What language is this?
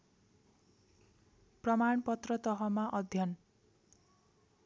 Nepali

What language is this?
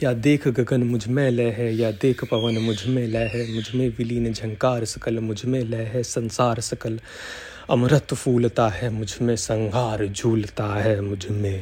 Hindi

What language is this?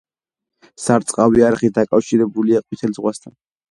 Georgian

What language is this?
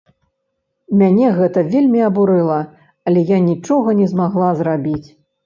Belarusian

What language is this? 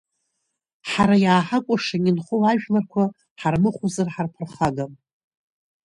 Abkhazian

